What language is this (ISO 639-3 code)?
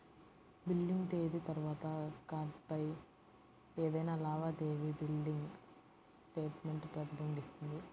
tel